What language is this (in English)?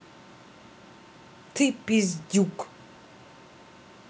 Russian